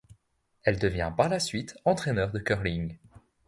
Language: French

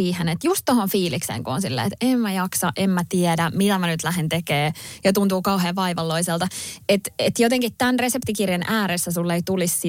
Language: Finnish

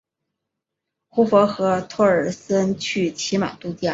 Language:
Chinese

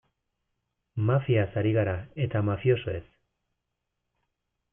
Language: Basque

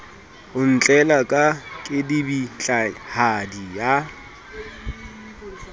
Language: Southern Sotho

